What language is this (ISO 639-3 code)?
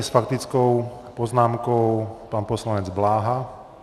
ces